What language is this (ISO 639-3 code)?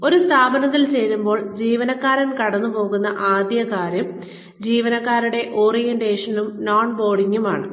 mal